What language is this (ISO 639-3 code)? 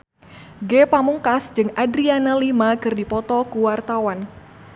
sun